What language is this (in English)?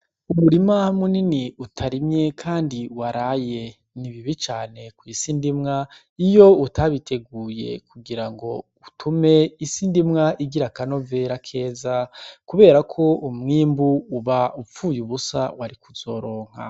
Rundi